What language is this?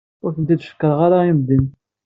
Kabyle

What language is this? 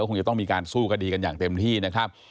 Thai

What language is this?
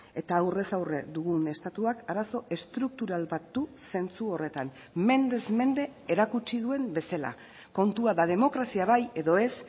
Basque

